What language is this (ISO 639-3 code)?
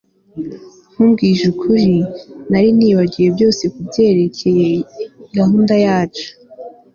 kin